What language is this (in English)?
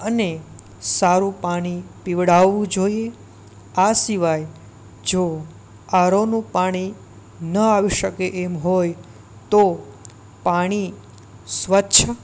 Gujarati